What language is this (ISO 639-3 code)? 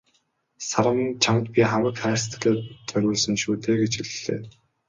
mon